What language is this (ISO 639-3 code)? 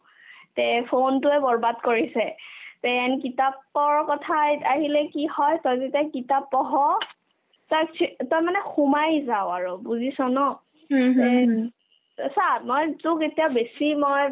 asm